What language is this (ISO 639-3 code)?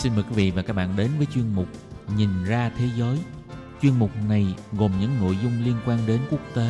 vie